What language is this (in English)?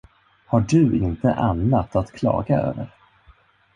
Swedish